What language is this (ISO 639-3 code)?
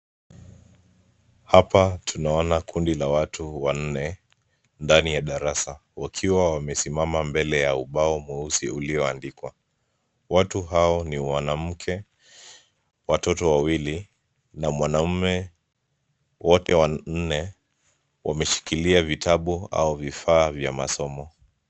swa